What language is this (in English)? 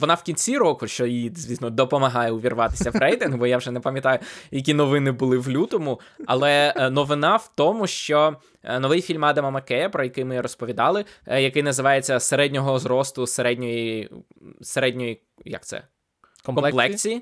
Ukrainian